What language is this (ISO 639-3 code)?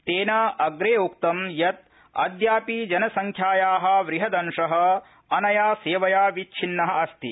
san